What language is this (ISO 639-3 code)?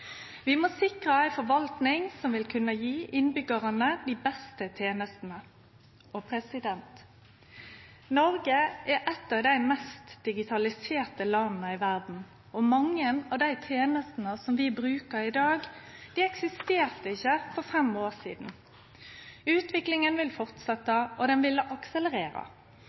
nno